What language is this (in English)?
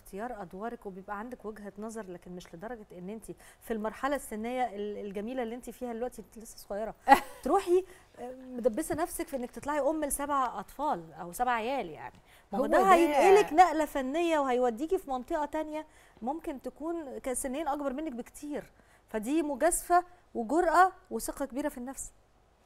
Arabic